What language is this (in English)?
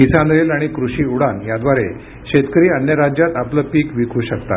Marathi